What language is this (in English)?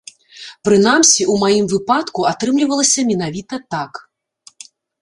Belarusian